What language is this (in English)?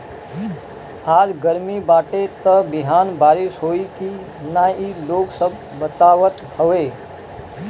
Bhojpuri